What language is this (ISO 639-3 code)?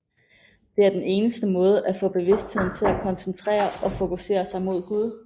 dan